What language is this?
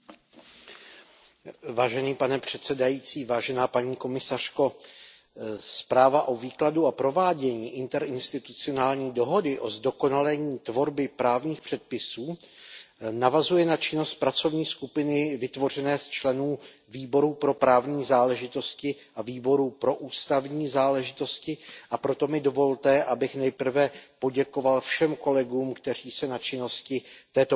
Czech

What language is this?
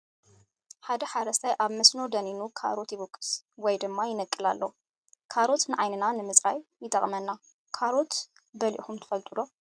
Tigrinya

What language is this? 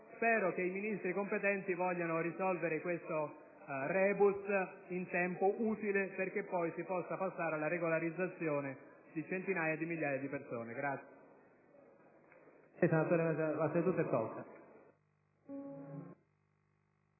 Italian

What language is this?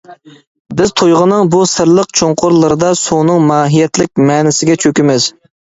Uyghur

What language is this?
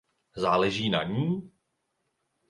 Czech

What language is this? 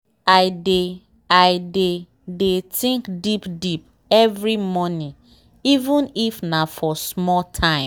Nigerian Pidgin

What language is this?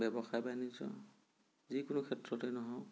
Assamese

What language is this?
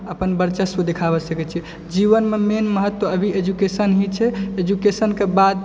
Maithili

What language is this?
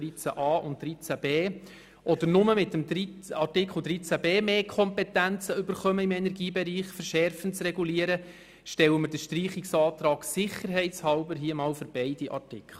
Swiss German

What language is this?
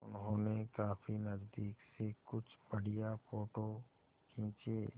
Hindi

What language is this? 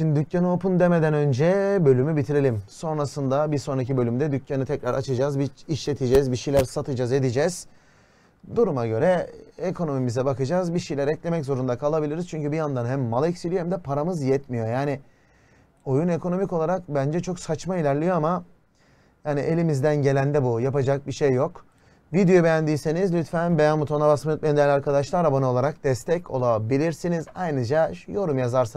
Turkish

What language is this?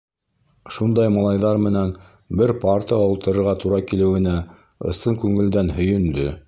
Bashkir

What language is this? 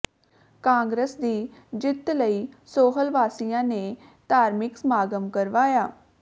Punjabi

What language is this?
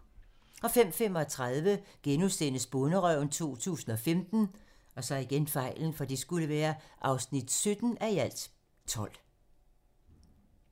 Danish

